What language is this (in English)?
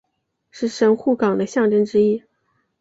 Chinese